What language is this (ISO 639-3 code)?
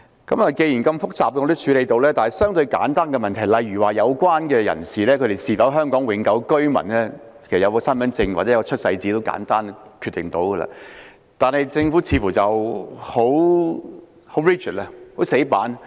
yue